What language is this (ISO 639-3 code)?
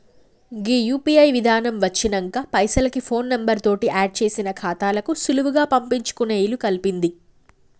tel